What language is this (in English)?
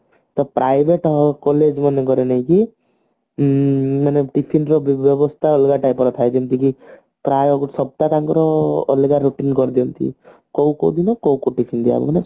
Odia